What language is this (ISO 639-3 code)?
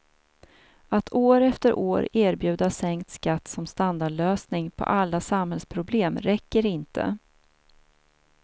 swe